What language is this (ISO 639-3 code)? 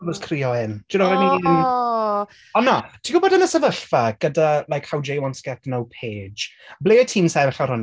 cym